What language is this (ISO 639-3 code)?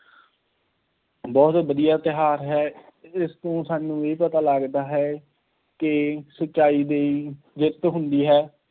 pan